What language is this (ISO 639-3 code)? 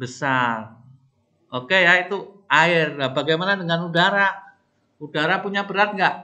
ind